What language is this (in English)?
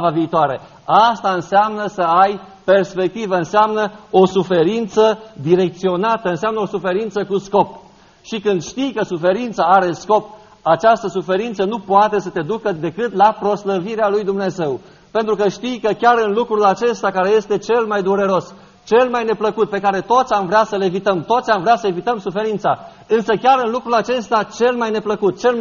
Romanian